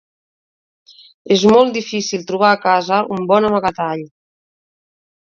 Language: Catalan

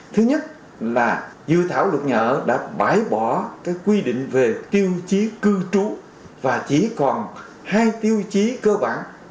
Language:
Vietnamese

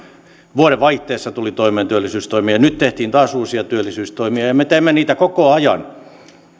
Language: Finnish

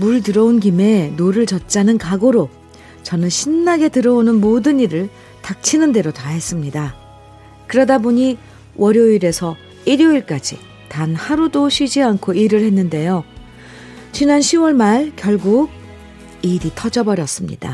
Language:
Korean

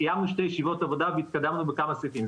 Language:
Hebrew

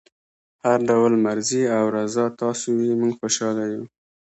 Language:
Pashto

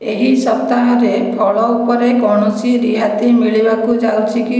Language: Odia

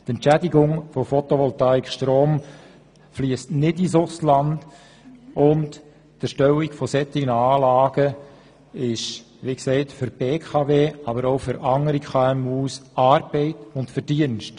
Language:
Swiss German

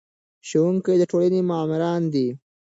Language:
Pashto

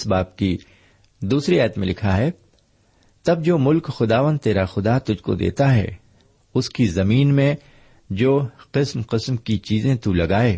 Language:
Urdu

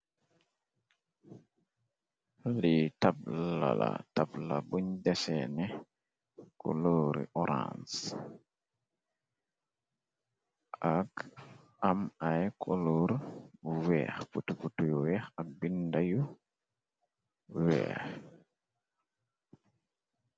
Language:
Wolof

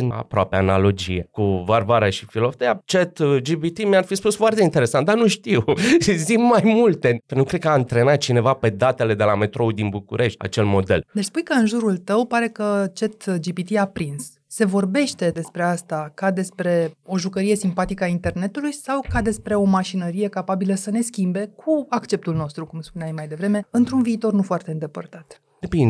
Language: Romanian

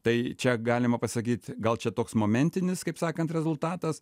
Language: Lithuanian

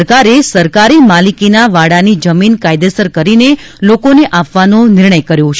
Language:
Gujarati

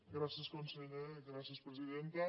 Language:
Catalan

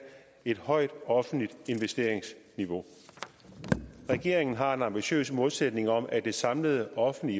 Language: Danish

